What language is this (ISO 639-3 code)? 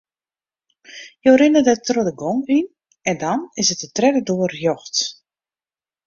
fry